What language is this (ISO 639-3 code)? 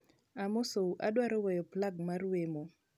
luo